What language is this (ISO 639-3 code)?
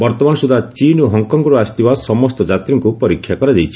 ori